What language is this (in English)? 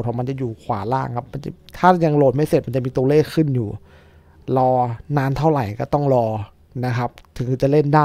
Thai